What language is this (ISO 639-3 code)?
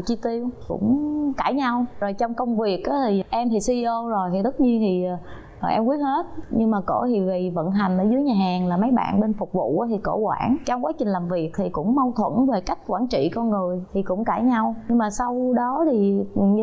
vie